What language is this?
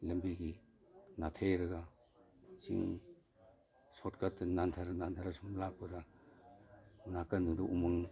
Manipuri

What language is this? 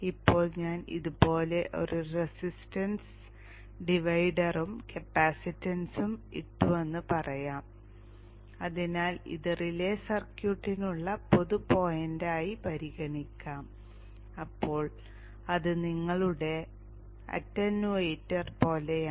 Malayalam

